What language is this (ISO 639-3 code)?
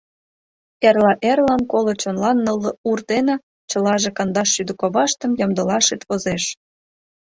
chm